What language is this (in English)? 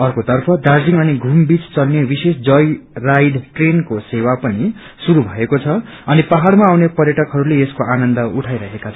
Nepali